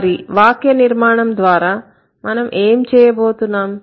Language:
Telugu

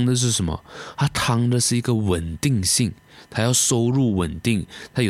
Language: Chinese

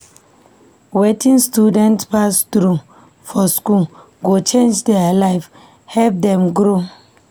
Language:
Nigerian Pidgin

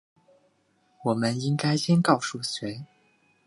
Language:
Chinese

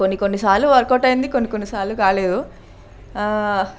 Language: Telugu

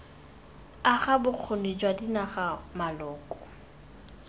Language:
Tswana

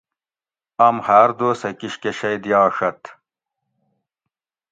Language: Gawri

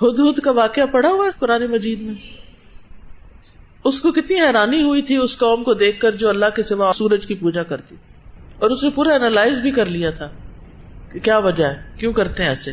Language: Urdu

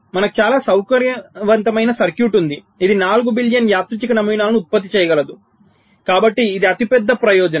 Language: Telugu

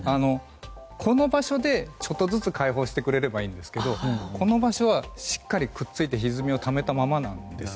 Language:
Japanese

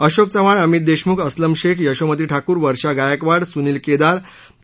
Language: Marathi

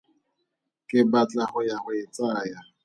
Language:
Tswana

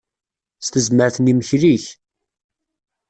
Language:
Kabyle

